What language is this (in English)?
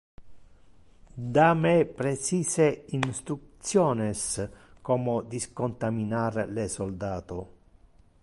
Interlingua